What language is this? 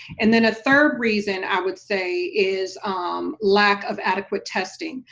English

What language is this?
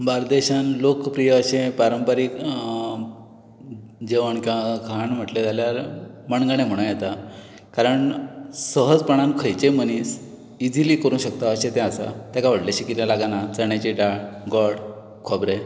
Konkani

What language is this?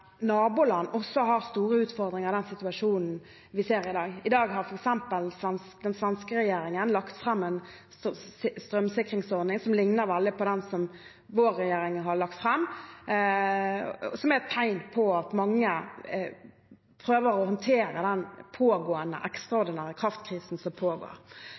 Norwegian Bokmål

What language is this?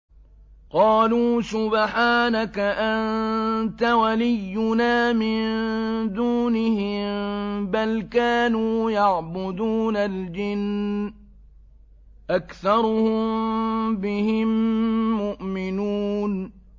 Arabic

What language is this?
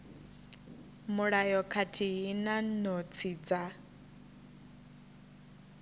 Venda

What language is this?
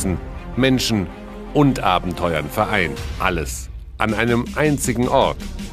German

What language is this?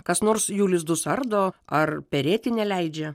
Lithuanian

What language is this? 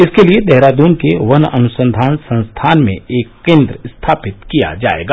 Hindi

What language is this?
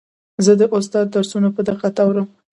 Pashto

